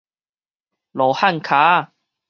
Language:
Min Nan Chinese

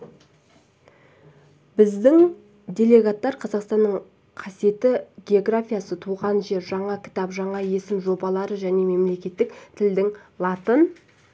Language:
Kazakh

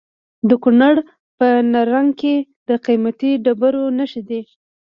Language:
Pashto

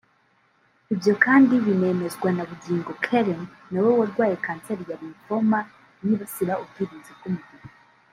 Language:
Kinyarwanda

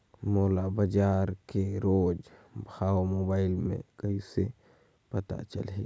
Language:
Chhattisgarhi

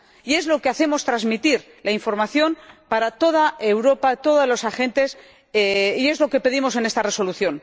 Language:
Spanish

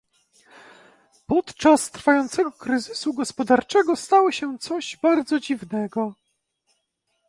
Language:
Polish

